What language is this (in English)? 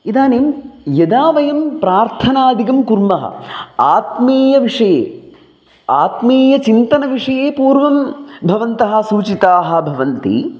Sanskrit